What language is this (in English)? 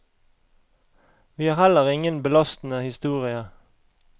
Norwegian